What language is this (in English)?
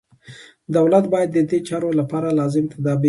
Pashto